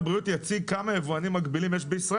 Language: Hebrew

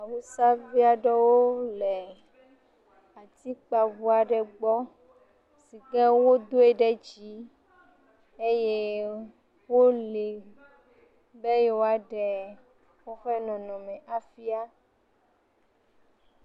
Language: Ewe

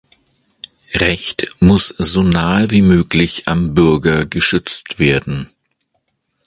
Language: German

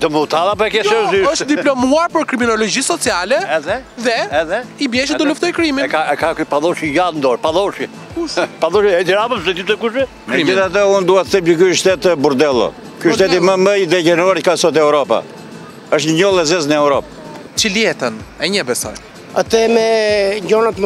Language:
Romanian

